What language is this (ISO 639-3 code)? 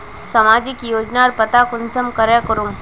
mag